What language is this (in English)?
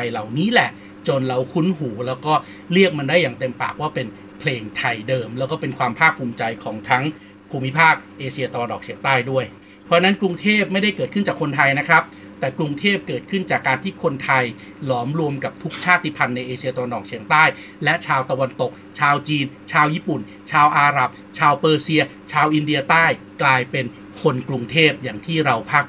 Thai